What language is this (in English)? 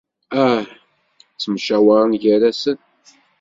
Kabyle